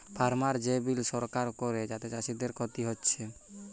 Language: Bangla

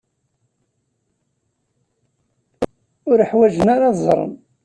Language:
Kabyle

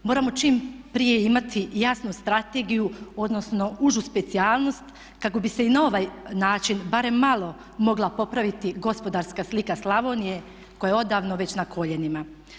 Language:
Croatian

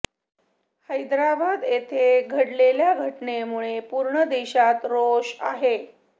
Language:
Marathi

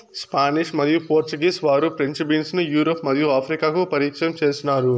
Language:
Telugu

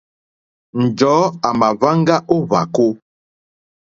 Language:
Mokpwe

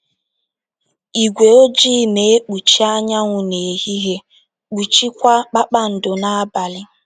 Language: Igbo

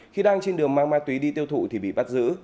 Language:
Vietnamese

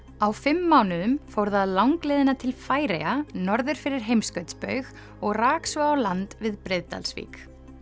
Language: Icelandic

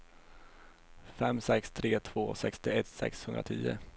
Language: Swedish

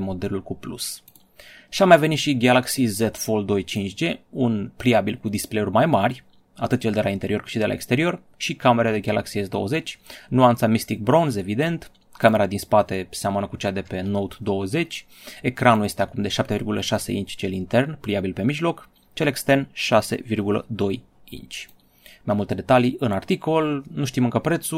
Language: Romanian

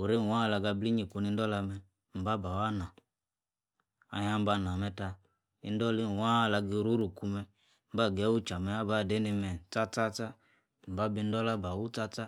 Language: Yace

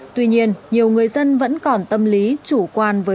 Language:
Vietnamese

